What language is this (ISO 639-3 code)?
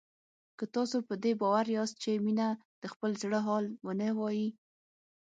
pus